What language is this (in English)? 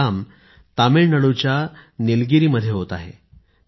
Marathi